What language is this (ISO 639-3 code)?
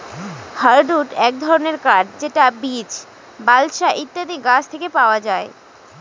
ben